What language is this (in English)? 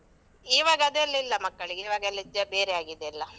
Kannada